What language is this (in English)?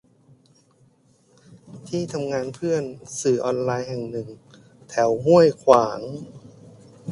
Thai